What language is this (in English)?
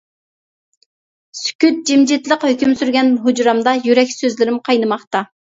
Uyghur